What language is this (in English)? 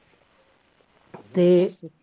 Punjabi